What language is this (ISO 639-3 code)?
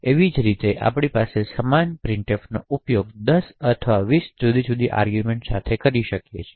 guj